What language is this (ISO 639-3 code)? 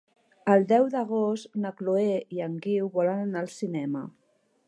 cat